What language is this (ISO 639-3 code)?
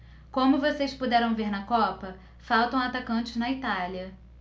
por